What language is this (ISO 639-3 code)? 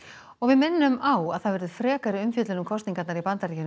isl